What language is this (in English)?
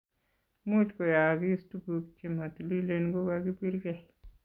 Kalenjin